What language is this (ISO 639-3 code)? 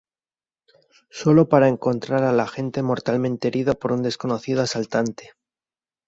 spa